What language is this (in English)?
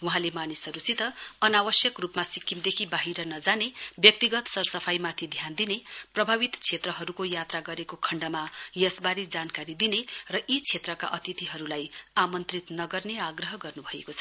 Nepali